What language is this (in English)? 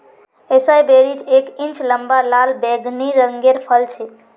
Magahi